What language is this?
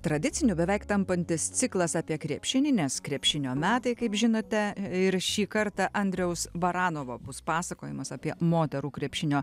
Lithuanian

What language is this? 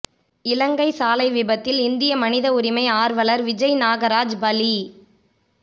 Tamil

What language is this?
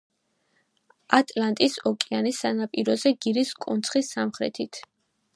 Georgian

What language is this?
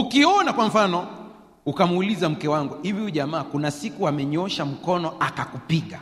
Swahili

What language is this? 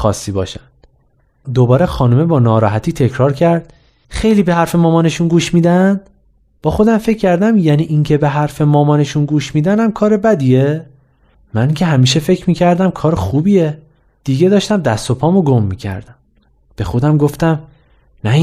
Persian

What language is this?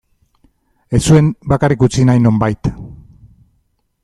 Basque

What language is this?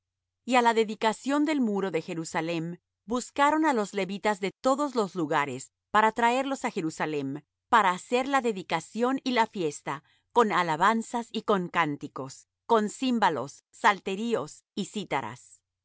Spanish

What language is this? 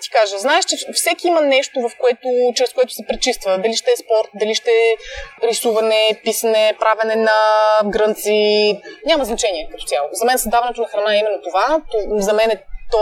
Bulgarian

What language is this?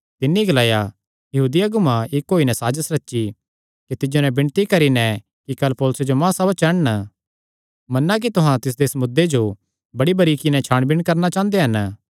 Kangri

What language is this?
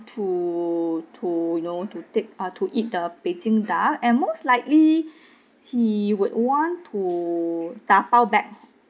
English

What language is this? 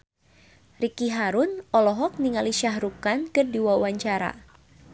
Sundanese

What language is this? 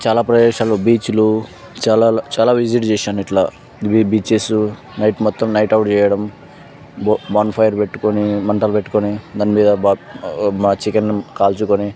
Telugu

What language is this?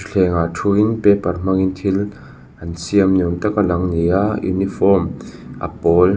Mizo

